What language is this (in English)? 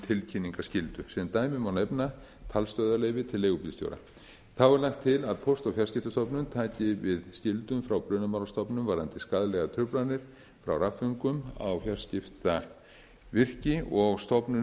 Icelandic